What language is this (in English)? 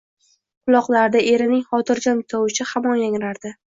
Uzbek